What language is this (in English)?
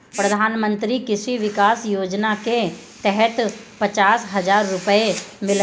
Bhojpuri